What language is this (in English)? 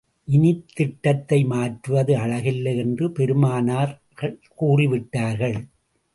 Tamil